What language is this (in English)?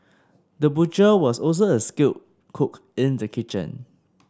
English